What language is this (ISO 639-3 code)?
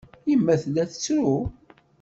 kab